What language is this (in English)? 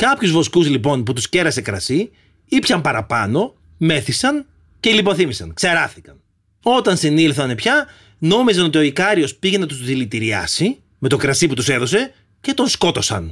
Greek